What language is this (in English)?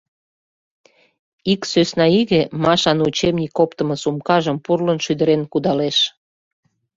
Mari